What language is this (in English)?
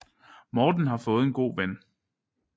Danish